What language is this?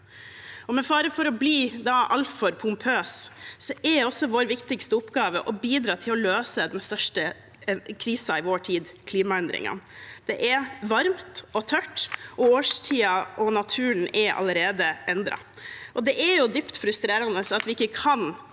Norwegian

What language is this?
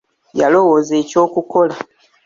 Ganda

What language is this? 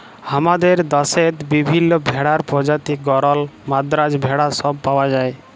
Bangla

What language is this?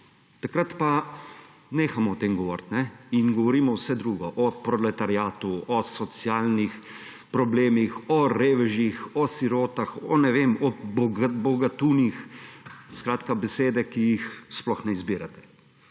Slovenian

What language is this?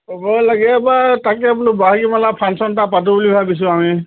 Assamese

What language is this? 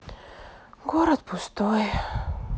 Russian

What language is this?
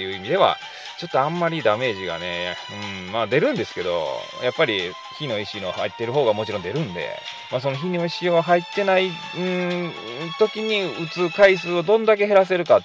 Japanese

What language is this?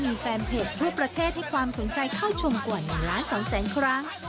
Thai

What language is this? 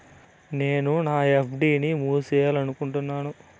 Telugu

